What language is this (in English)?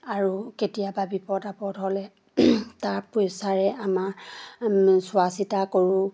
Assamese